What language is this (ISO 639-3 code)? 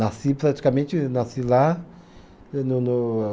por